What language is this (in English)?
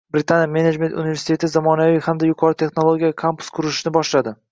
Uzbek